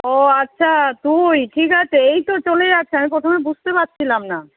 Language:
Bangla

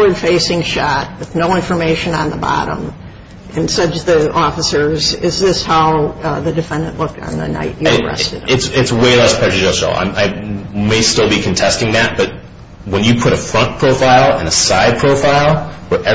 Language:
English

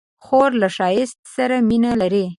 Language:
Pashto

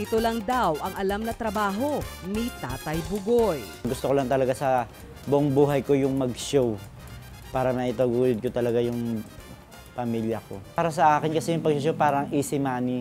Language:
Filipino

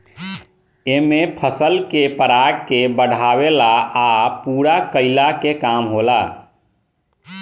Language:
Bhojpuri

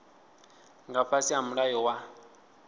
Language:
Venda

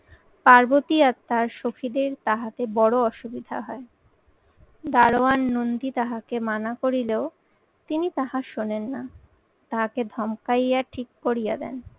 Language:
Bangla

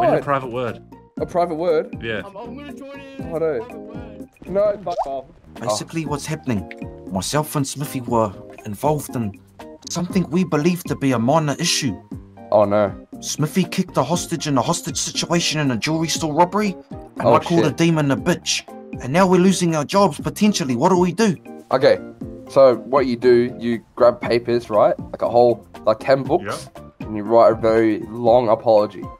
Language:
English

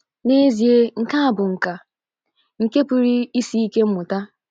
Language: Igbo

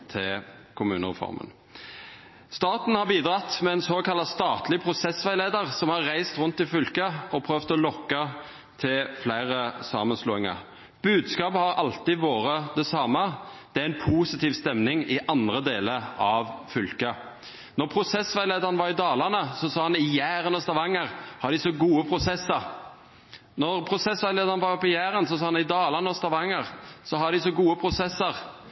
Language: Norwegian Nynorsk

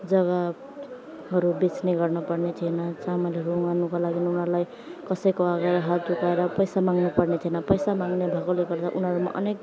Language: Nepali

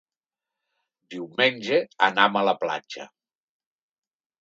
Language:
Catalan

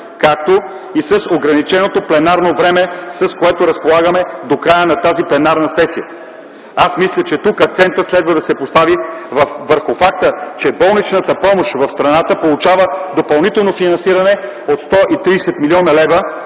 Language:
Bulgarian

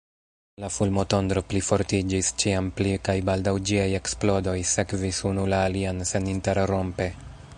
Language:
Esperanto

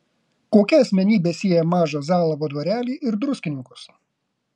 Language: Lithuanian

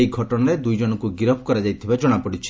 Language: Odia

